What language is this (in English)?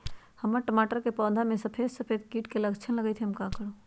Magahi